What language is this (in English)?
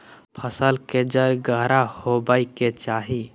Magahi